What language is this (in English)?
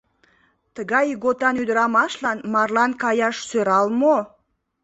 Mari